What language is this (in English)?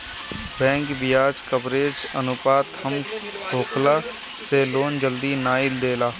Bhojpuri